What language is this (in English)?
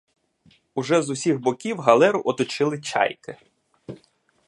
Ukrainian